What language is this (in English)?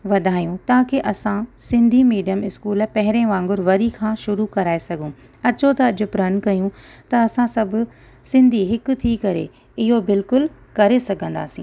Sindhi